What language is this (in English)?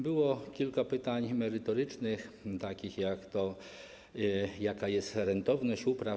Polish